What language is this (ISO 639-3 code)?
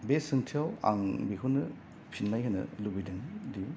brx